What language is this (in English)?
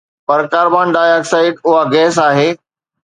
Sindhi